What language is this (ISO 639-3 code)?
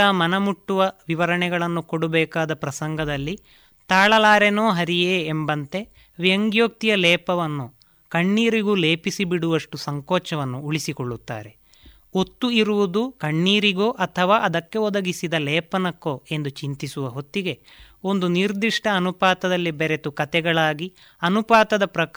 kan